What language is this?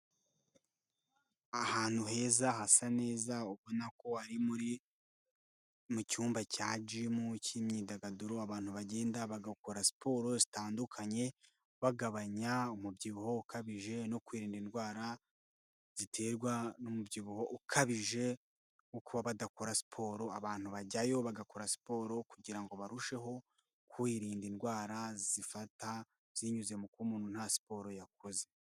Kinyarwanda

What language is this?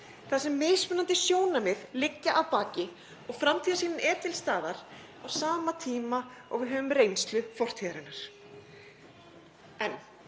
Icelandic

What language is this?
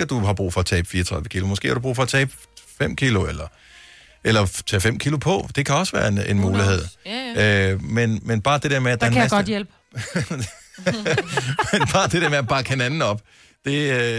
Danish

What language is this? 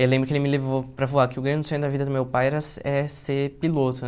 Portuguese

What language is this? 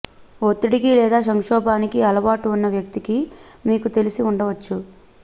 Telugu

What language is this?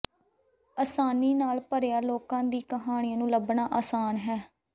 Punjabi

